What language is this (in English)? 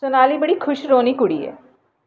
Dogri